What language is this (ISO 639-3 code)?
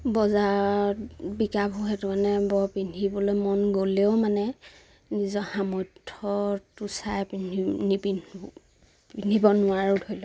asm